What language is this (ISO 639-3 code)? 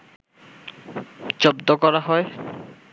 ben